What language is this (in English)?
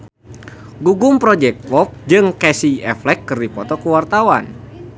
Sundanese